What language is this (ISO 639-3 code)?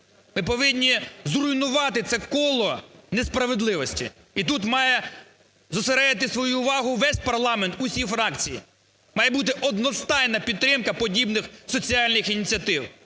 ukr